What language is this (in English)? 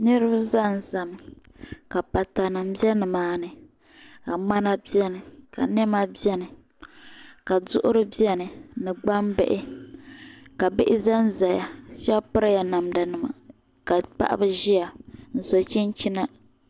Dagbani